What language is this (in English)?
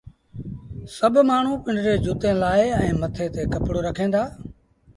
Sindhi Bhil